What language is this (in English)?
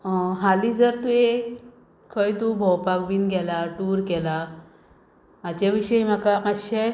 Konkani